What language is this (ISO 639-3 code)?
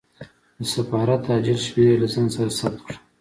pus